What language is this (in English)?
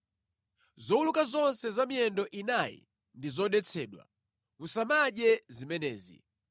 Nyanja